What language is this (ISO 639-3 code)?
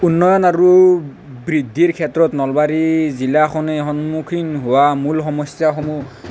asm